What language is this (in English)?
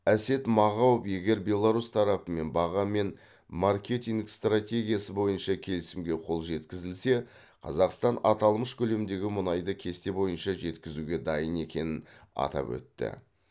Kazakh